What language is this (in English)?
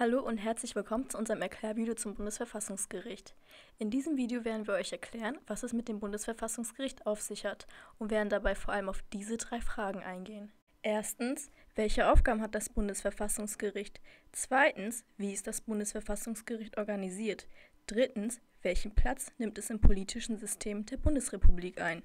German